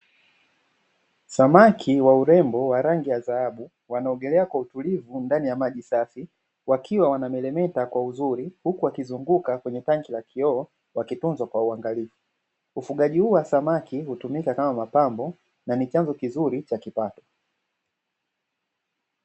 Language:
Swahili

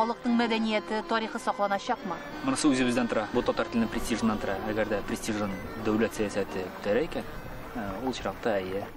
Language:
Turkish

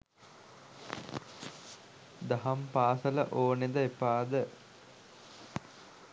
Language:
Sinhala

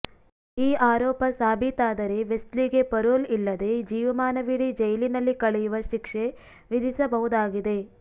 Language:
Kannada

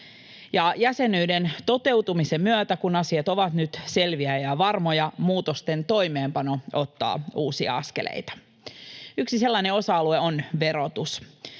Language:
Finnish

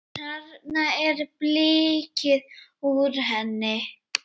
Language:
Icelandic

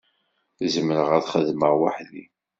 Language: Kabyle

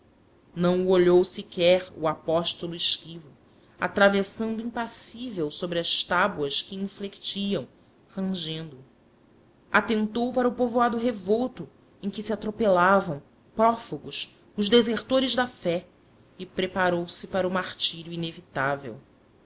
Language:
Portuguese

